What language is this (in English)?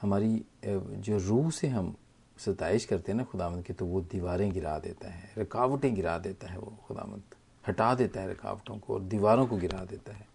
Hindi